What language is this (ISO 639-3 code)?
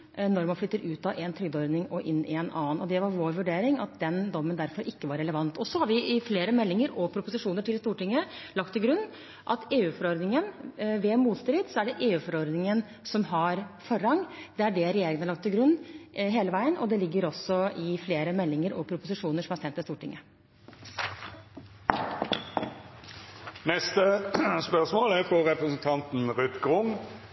nor